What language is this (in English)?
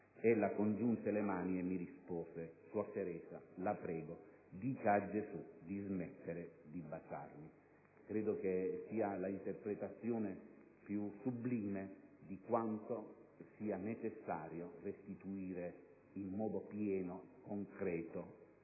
Italian